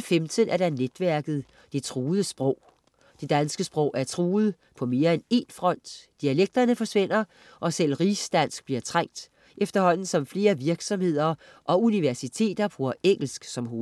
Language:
Danish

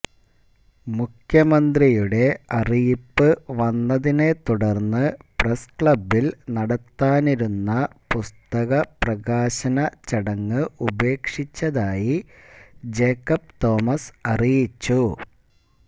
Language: Malayalam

